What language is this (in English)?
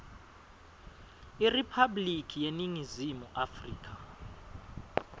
Swati